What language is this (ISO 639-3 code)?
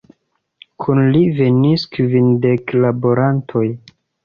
epo